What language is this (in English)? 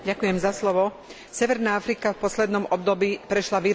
Slovak